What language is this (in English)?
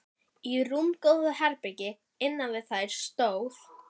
Icelandic